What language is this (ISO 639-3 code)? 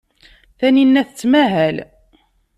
kab